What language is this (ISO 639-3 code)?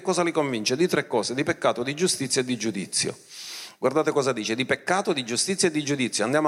ita